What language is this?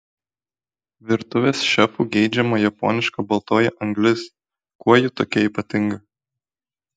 Lithuanian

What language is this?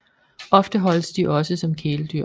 Danish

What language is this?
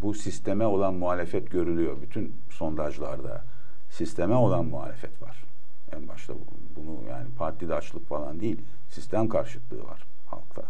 Turkish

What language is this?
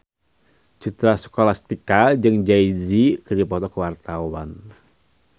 Sundanese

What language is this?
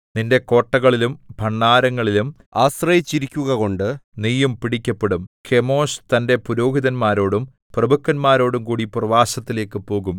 Malayalam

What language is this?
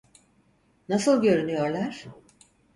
Turkish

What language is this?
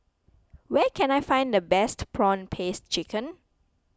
English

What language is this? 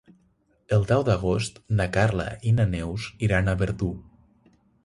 Catalan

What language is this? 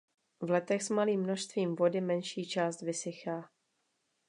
Czech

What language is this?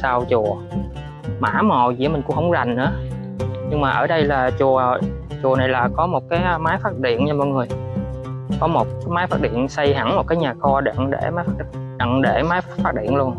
Vietnamese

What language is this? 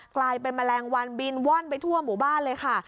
Thai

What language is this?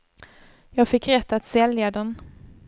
Swedish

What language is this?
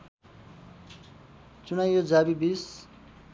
Nepali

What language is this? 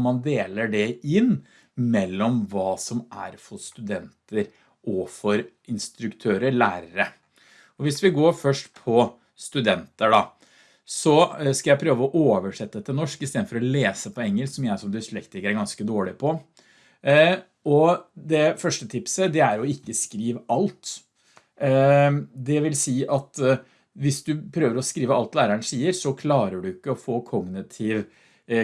Norwegian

